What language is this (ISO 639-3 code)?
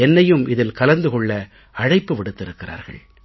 tam